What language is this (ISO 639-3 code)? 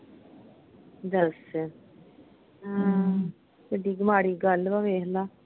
pan